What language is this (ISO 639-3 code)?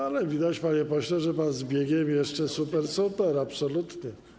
pol